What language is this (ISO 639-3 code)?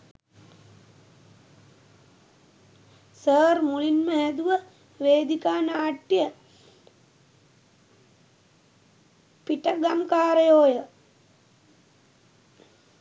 sin